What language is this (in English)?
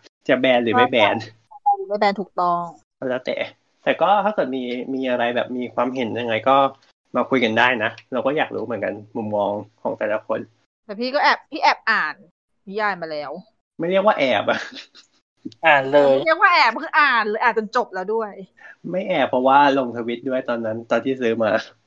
Thai